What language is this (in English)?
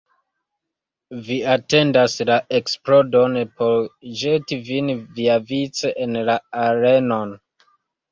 Esperanto